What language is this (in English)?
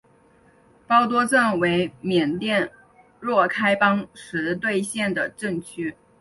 Chinese